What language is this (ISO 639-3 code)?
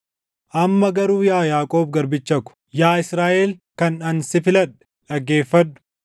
orm